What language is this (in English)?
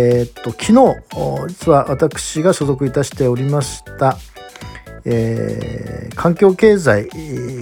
Japanese